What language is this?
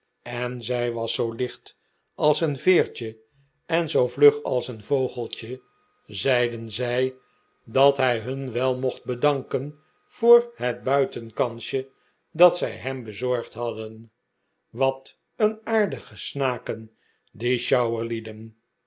Dutch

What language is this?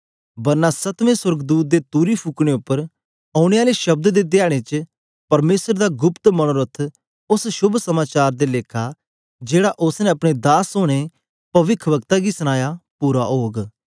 Dogri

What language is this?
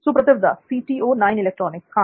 Hindi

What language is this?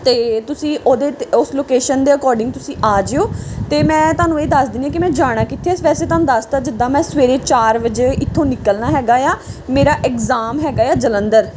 Punjabi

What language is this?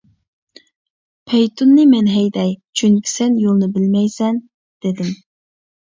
Uyghur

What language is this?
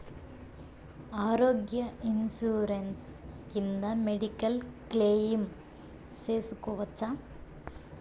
Telugu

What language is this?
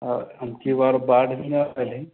Maithili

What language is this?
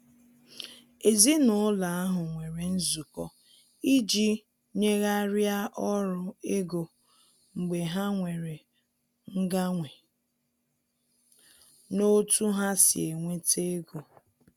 Igbo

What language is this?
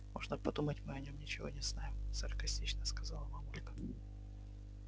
Russian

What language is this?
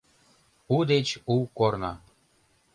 Mari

